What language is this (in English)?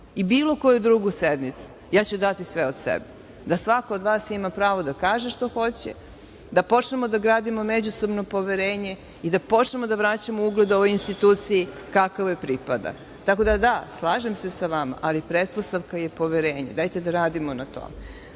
Serbian